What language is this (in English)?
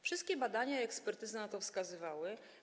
Polish